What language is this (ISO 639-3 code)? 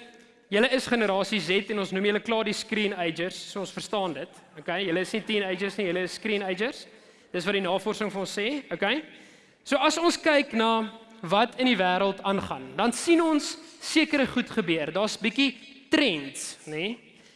nld